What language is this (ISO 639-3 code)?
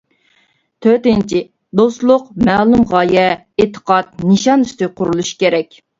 uig